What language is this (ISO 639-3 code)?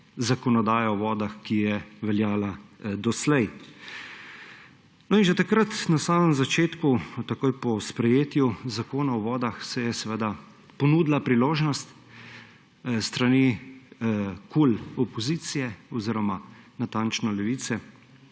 slv